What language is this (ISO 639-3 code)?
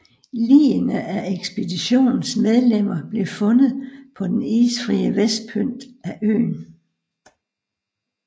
dan